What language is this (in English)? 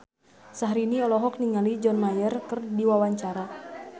Sundanese